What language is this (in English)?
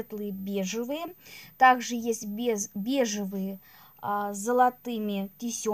Russian